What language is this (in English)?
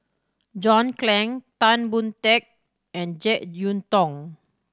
English